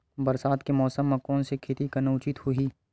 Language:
Chhattisgarhi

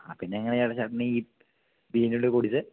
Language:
Malayalam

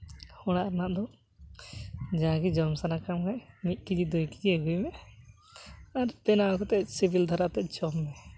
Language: Santali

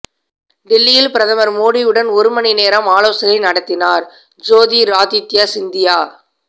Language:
Tamil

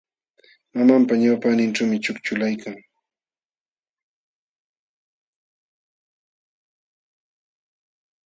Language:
Jauja Wanca Quechua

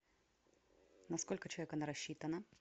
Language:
Russian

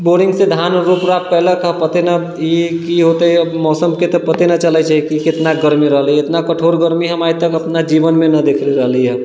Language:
Maithili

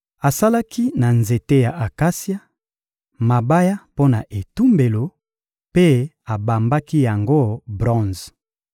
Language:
Lingala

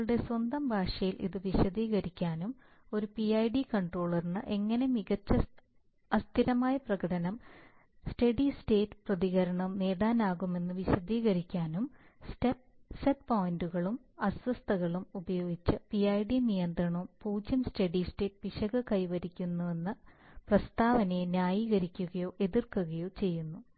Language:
Malayalam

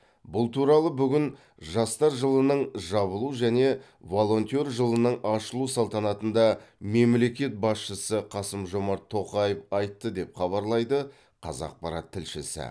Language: Kazakh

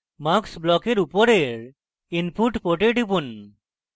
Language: Bangla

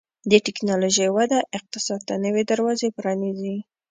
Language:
Pashto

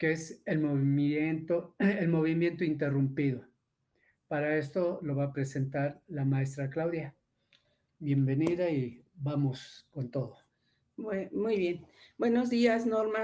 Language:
Spanish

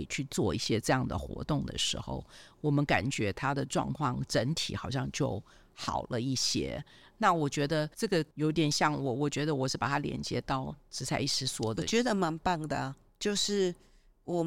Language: Chinese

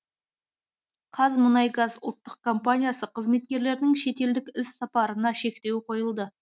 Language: Kazakh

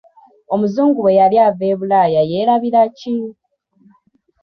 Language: Ganda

